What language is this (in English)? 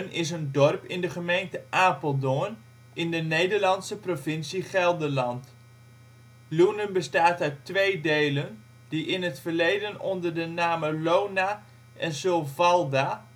Dutch